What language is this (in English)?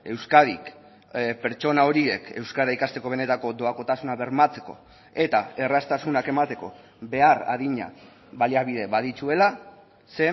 Basque